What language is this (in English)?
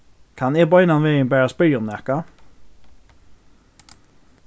Faroese